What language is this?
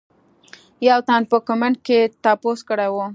Pashto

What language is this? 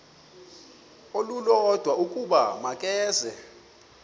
Xhosa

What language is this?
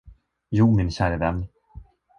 Swedish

